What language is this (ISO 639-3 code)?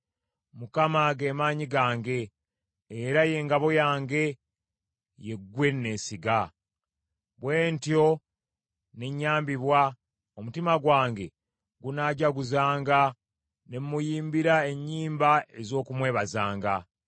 lug